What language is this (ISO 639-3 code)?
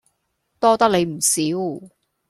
yue